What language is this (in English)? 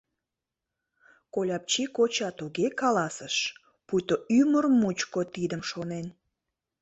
Mari